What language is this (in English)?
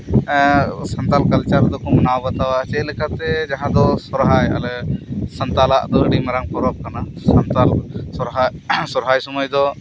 Santali